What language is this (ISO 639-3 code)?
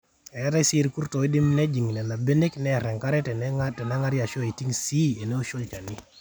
mas